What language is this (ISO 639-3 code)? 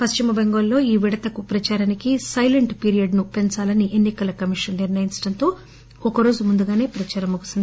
tel